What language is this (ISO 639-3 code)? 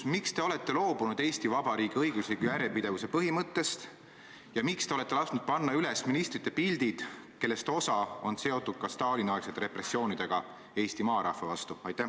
est